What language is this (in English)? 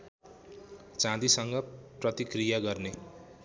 Nepali